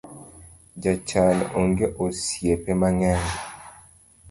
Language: Luo (Kenya and Tanzania)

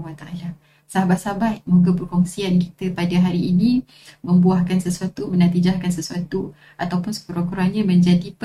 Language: Malay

